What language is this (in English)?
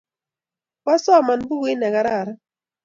Kalenjin